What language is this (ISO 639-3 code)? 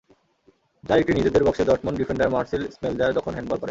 ben